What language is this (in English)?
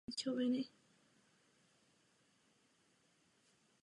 Czech